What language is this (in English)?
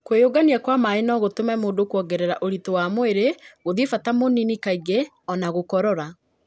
Kikuyu